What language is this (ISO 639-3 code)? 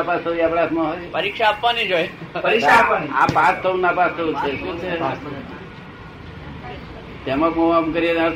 guj